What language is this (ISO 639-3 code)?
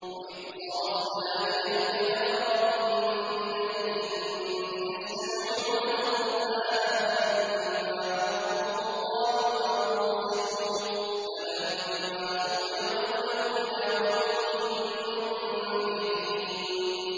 ara